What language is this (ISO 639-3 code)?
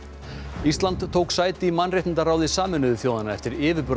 isl